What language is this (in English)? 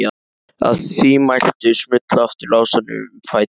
Icelandic